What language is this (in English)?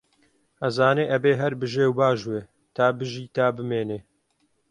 Central Kurdish